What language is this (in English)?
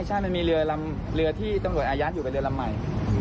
Thai